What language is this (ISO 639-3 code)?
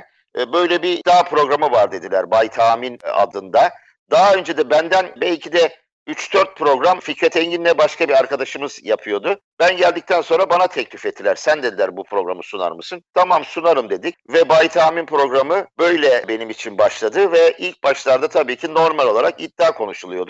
tur